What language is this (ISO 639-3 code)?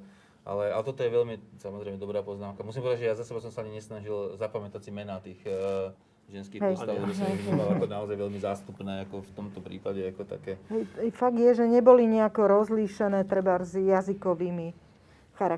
slk